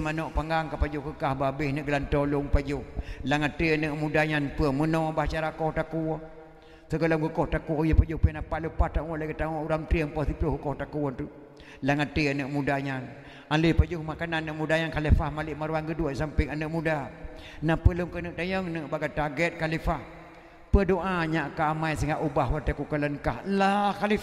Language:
Malay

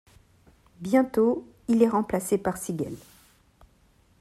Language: French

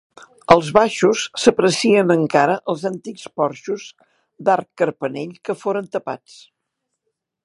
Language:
Catalan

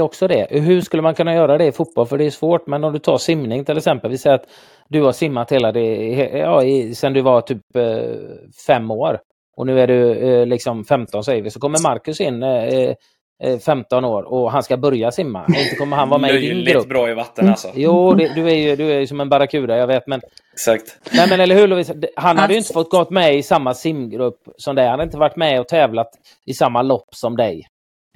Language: Swedish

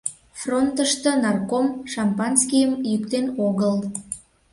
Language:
Mari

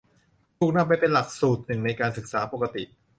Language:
Thai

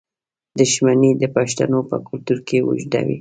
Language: Pashto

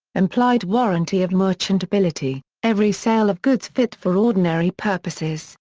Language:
English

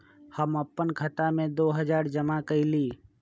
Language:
Magahi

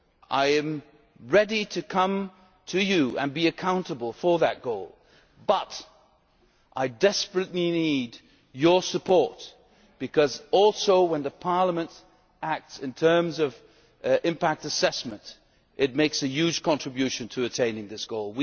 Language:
English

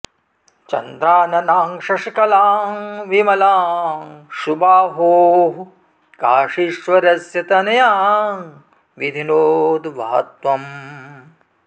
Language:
Sanskrit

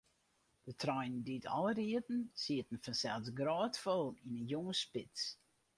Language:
Western Frisian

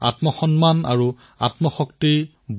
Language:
Assamese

